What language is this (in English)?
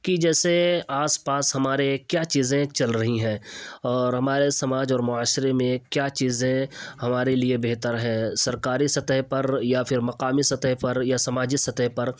Urdu